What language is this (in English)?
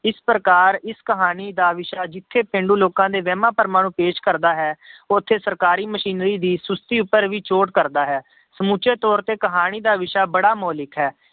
Punjabi